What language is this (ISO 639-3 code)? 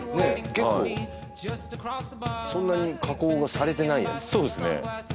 jpn